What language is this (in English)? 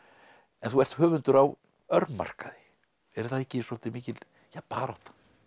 Icelandic